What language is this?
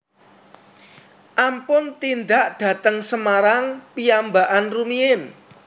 Javanese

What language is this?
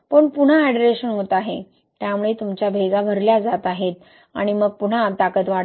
Marathi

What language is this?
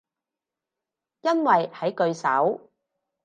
Cantonese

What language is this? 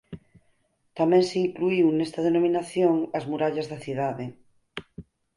Galician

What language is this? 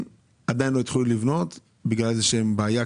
Hebrew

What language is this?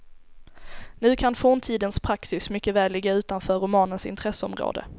Swedish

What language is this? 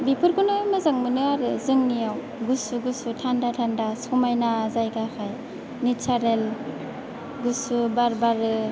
Bodo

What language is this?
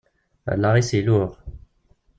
Kabyle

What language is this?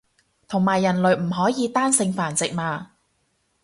Cantonese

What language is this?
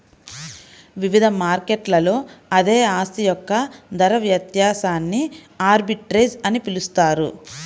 Telugu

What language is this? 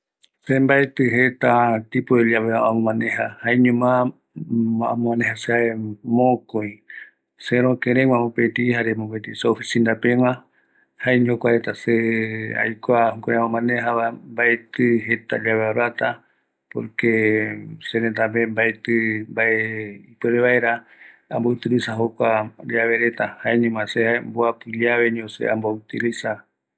Eastern Bolivian Guaraní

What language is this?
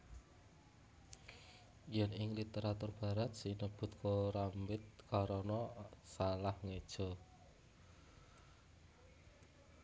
Javanese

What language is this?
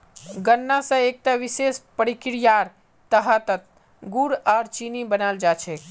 Magahi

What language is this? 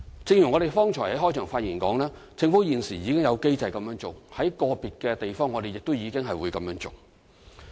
Cantonese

